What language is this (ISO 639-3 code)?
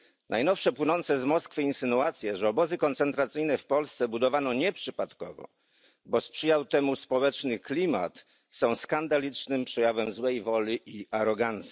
pol